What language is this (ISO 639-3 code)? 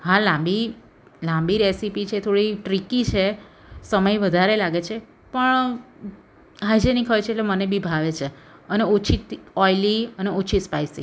guj